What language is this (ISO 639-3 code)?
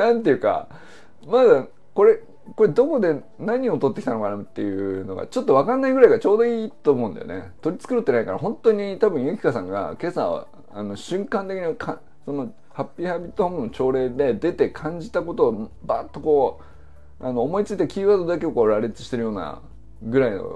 jpn